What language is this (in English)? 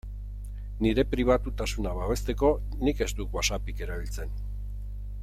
Basque